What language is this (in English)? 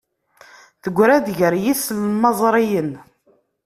Kabyle